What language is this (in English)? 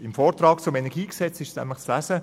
Swiss German